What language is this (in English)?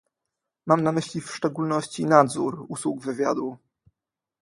Polish